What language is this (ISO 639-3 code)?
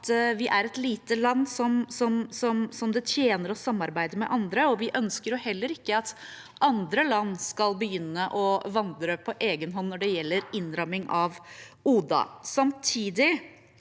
nor